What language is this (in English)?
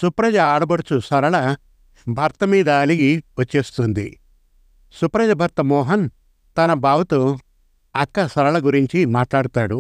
Telugu